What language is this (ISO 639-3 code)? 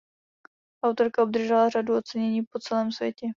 ces